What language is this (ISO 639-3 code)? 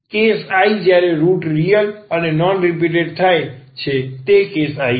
guj